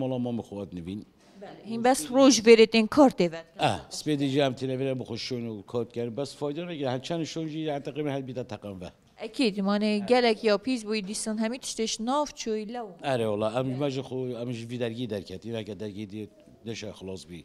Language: Arabic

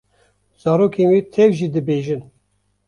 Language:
Kurdish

